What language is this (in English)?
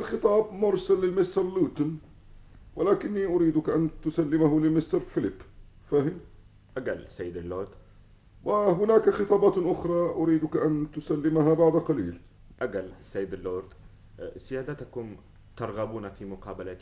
Arabic